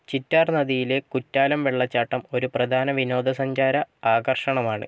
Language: Malayalam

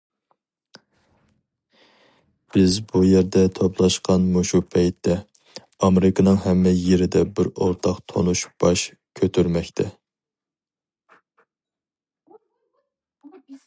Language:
Uyghur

